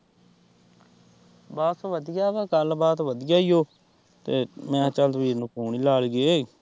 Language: Punjabi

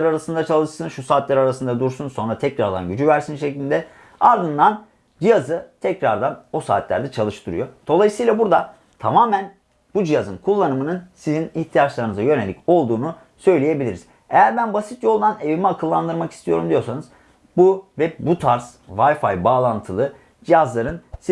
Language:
Turkish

